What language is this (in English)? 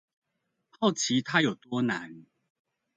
Chinese